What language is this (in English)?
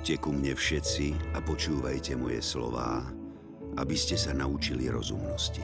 Slovak